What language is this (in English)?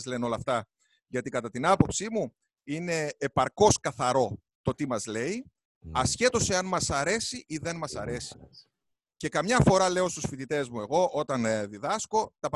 Greek